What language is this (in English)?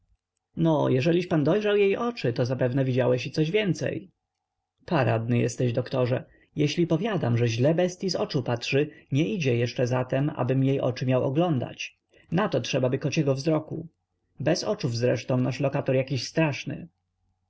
Polish